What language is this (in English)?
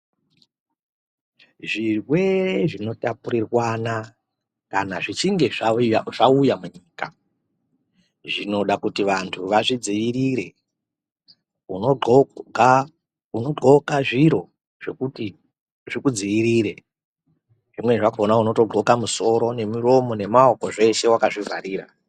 Ndau